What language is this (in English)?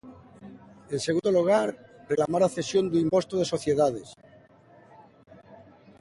Galician